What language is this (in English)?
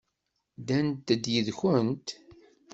Kabyle